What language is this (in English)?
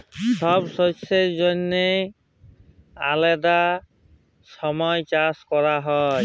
Bangla